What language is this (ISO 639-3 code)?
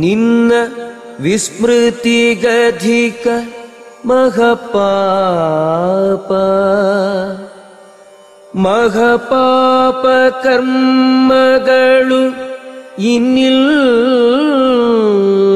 kan